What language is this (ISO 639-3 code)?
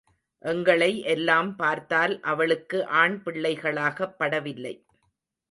tam